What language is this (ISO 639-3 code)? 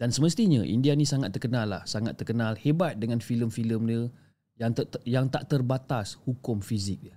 msa